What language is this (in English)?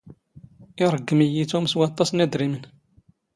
Standard Moroccan Tamazight